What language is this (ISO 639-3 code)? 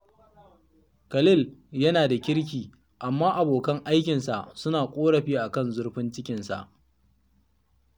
hau